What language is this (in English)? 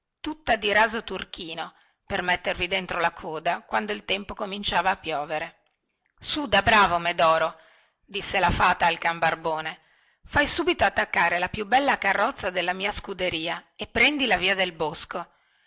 Italian